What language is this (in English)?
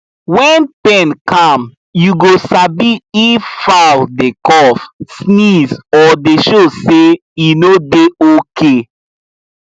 Nigerian Pidgin